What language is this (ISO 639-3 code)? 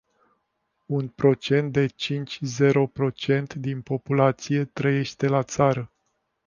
ron